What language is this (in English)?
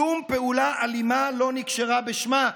Hebrew